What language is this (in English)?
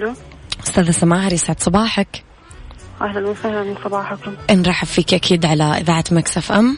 Arabic